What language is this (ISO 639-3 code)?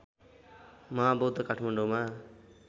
nep